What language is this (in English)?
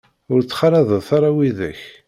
Kabyle